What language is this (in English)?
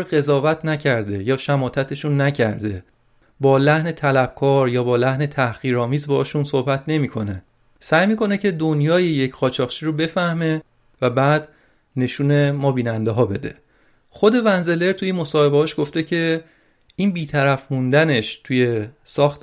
Persian